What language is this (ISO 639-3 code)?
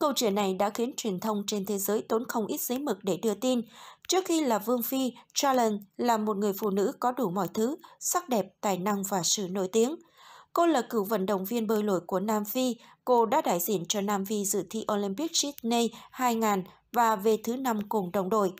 vie